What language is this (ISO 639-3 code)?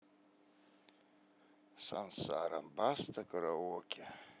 rus